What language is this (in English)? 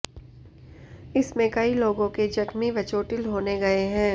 Hindi